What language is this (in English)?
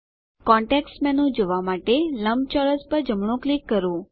Gujarati